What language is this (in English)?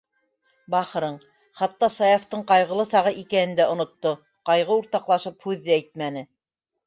Bashkir